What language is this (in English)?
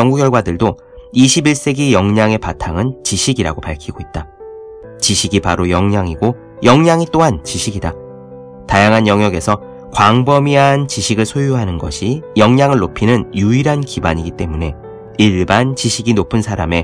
Korean